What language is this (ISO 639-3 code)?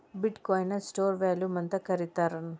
kan